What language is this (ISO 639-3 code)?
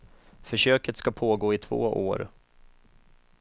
swe